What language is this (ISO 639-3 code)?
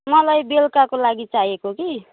nep